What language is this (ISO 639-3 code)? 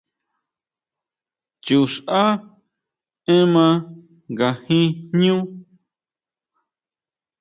mau